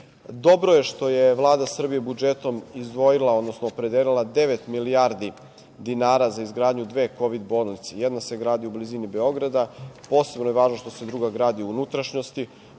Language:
Serbian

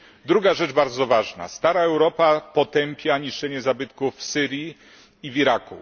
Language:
Polish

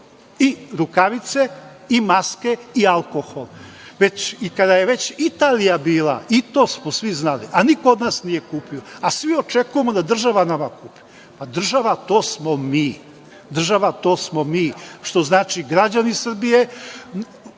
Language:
Serbian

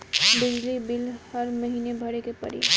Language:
Bhojpuri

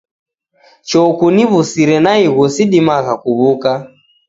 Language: Taita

